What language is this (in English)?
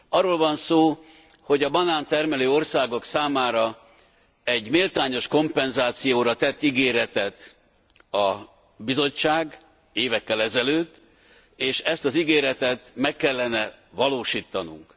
Hungarian